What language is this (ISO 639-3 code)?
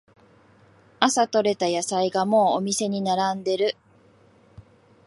jpn